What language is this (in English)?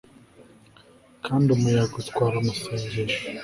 Kinyarwanda